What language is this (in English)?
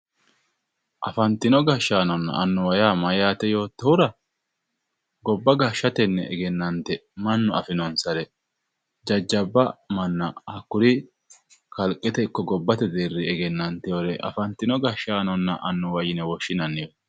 Sidamo